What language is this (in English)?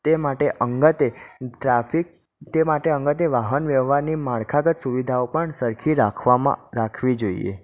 Gujarati